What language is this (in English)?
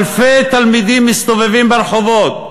Hebrew